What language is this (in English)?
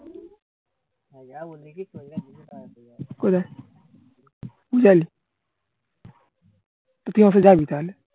Bangla